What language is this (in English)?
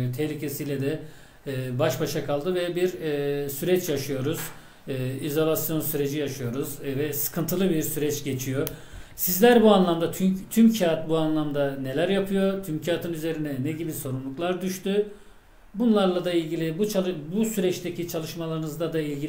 Turkish